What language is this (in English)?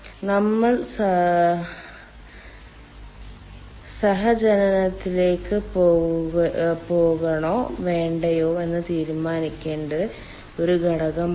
Malayalam